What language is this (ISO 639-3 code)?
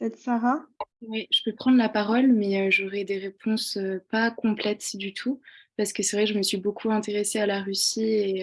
fra